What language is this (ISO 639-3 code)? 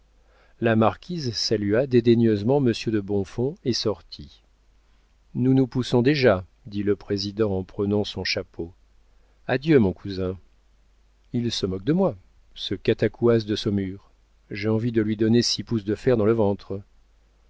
fra